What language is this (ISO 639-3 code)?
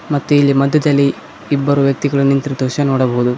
kan